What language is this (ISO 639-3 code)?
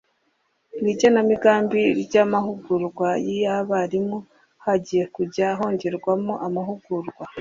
kin